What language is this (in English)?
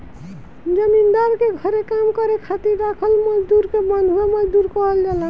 Bhojpuri